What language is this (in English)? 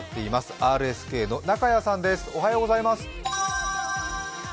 Japanese